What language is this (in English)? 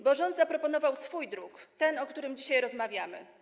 Polish